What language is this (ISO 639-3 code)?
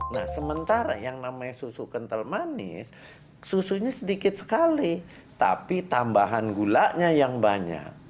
ind